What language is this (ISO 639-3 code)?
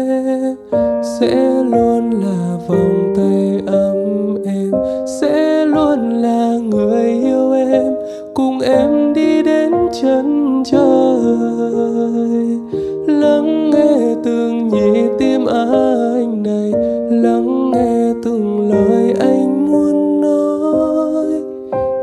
vie